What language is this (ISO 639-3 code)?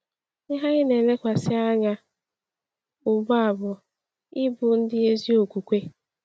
ibo